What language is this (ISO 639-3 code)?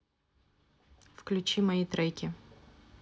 rus